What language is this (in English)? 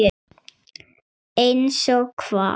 Icelandic